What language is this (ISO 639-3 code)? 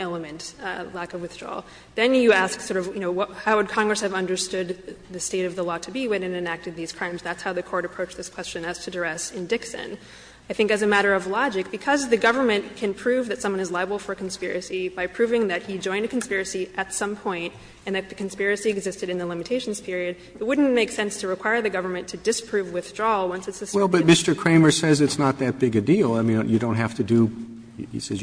eng